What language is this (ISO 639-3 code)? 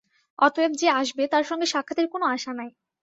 ben